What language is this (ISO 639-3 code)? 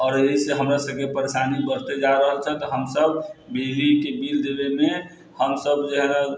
mai